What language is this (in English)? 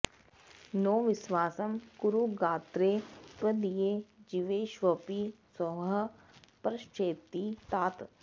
Sanskrit